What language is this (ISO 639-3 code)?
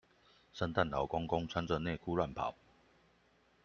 zho